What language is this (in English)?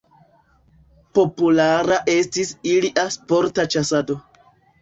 Esperanto